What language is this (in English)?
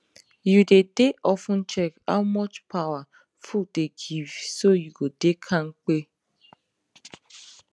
Nigerian Pidgin